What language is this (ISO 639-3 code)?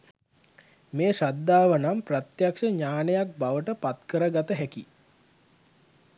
sin